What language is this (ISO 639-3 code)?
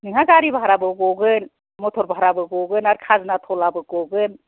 brx